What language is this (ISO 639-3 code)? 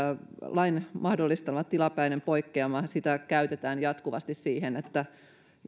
fin